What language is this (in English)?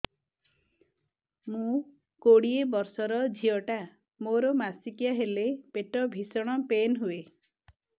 Odia